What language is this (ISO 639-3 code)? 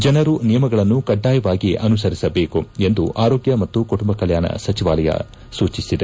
kan